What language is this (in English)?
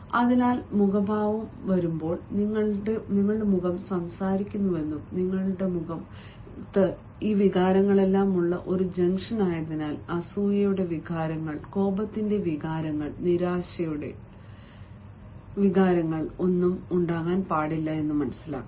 Malayalam